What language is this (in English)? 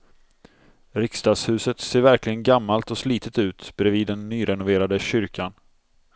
Swedish